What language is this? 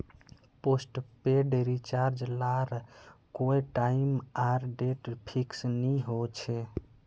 Magahi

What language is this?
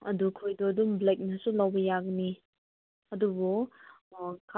Manipuri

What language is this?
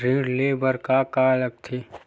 Chhattisgarhi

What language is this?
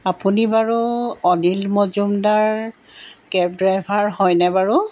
Assamese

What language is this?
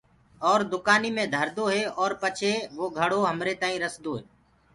Gurgula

